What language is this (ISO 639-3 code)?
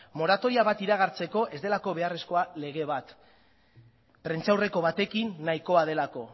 eus